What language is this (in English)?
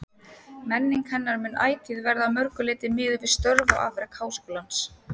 Icelandic